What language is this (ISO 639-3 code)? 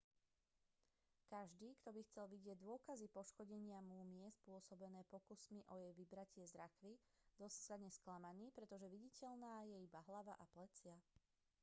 slk